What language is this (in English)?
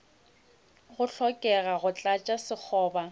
Northern Sotho